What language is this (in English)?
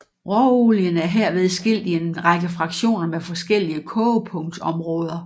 Danish